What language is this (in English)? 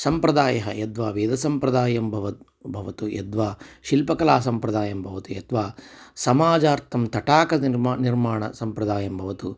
Sanskrit